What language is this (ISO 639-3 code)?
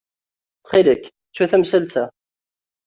kab